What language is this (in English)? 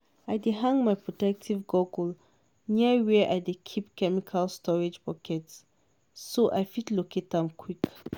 Nigerian Pidgin